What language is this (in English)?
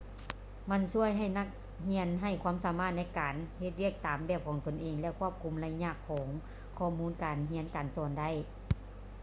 Lao